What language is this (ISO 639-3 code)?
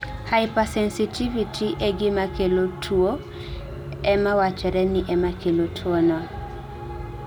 luo